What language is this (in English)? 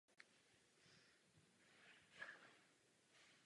Czech